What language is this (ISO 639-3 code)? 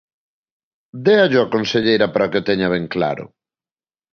glg